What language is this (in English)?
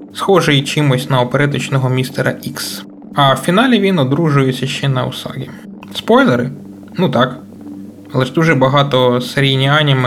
Ukrainian